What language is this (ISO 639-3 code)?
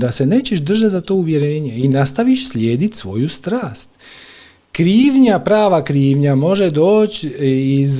hrv